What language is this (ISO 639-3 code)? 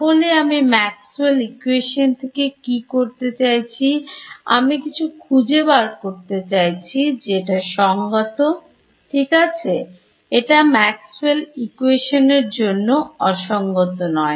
ben